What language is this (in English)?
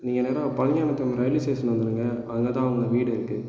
Tamil